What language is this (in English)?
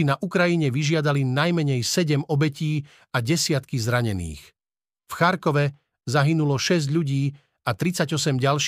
Slovak